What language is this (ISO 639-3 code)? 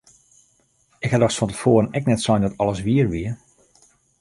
fry